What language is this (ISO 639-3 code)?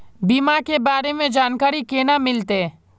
mag